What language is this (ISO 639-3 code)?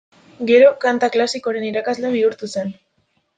eus